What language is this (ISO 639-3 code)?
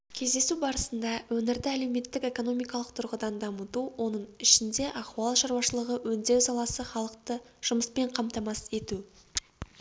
kaz